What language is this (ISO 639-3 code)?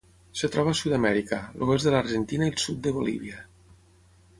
cat